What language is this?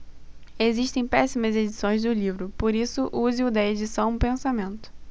Portuguese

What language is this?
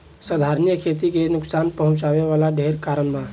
Bhojpuri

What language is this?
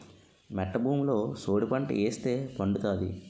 Telugu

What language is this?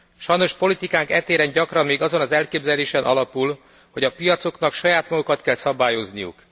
Hungarian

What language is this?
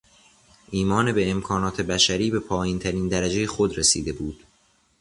Persian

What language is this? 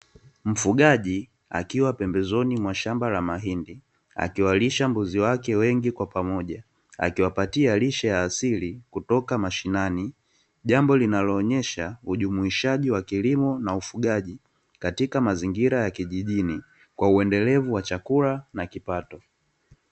Swahili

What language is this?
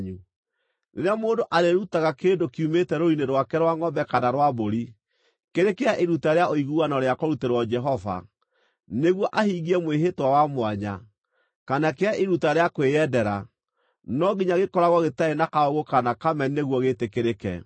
Kikuyu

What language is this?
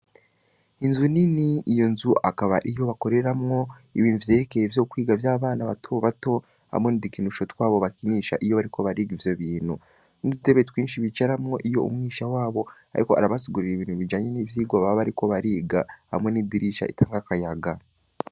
Rundi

